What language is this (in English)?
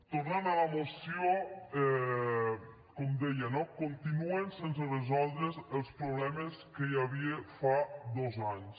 Catalan